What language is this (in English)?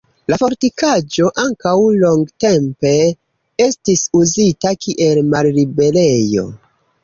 Esperanto